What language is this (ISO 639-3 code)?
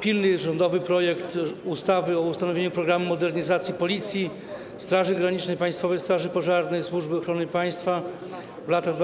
pol